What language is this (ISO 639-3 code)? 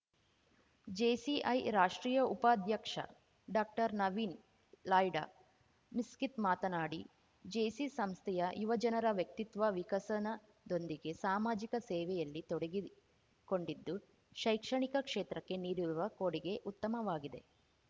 kan